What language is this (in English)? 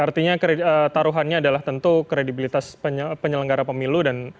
Indonesian